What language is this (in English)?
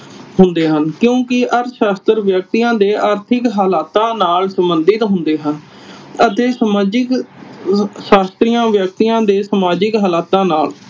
Punjabi